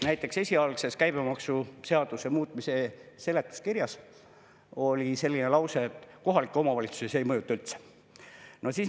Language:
Estonian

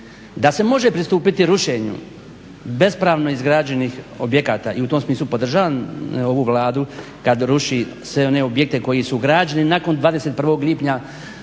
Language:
Croatian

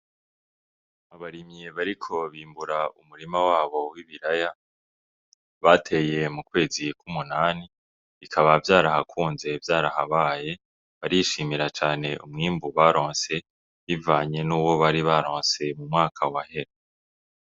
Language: Rundi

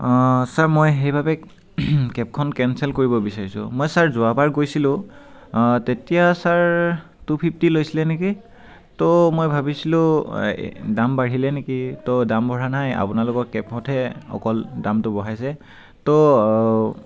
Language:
Assamese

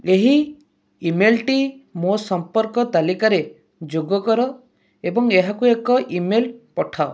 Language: Odia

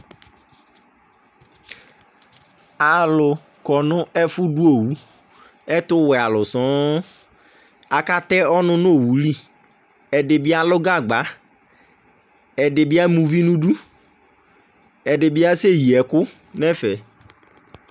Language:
Ikposo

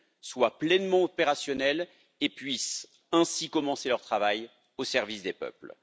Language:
French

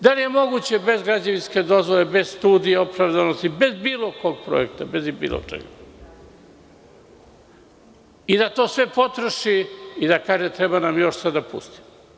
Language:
Serbian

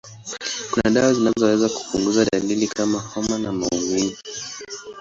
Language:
Swahili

